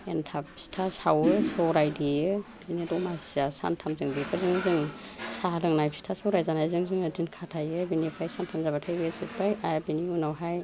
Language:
Bodo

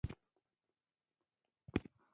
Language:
Pashto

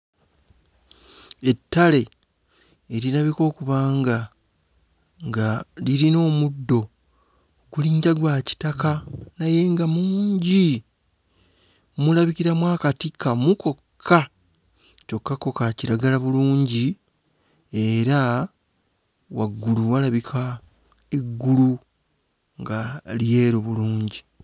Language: Ganda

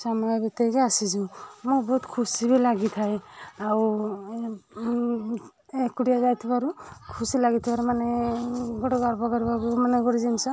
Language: Odia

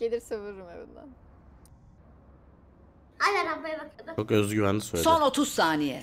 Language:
Turkish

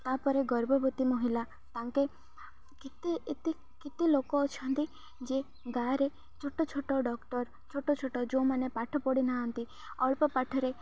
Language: Odia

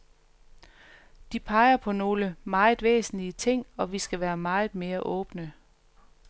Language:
Danish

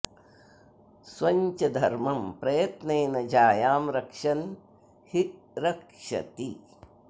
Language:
Sanskrit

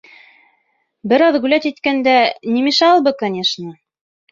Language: Bashkir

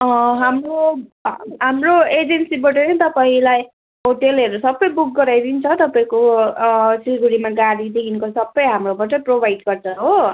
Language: Nepali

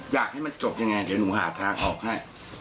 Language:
Thai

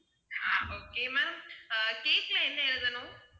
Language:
Tamil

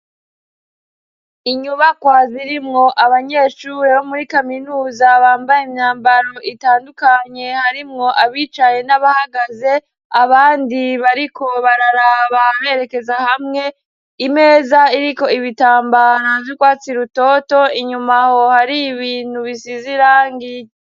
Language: Rundi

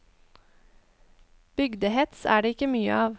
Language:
Norwegian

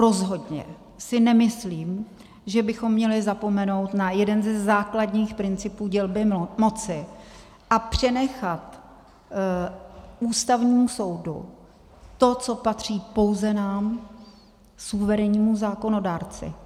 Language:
Czech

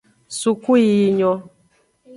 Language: Aja (Benin)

